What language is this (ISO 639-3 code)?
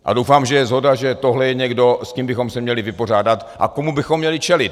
ces